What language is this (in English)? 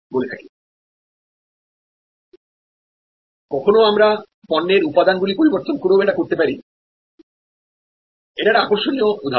Bangla